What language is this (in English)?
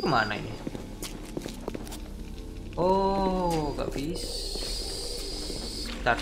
Indonesian